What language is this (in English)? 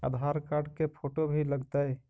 Magahi